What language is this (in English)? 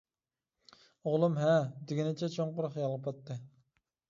Uyghur